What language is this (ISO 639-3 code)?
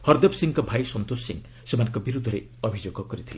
ori